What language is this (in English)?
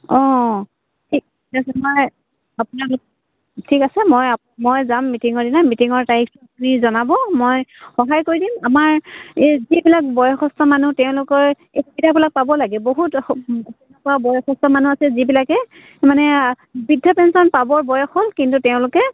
Assamese